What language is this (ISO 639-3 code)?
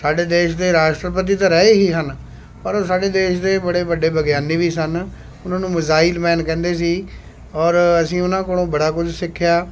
pan